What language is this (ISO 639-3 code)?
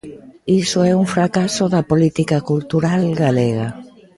glg